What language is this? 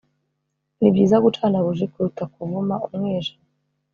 Kinyarwanda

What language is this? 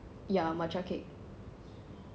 English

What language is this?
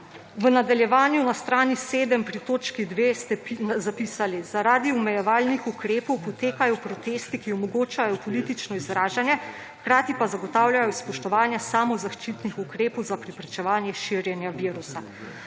Slovenian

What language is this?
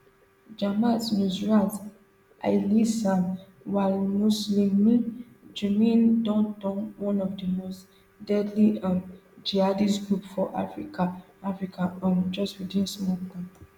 Nigerian Pidgin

